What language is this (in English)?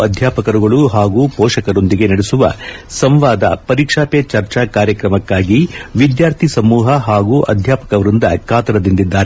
Kannada